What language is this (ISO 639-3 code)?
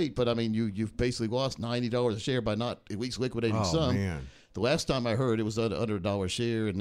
eng